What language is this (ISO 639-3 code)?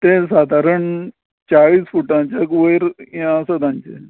kok